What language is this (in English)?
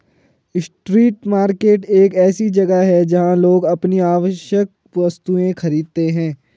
Hindi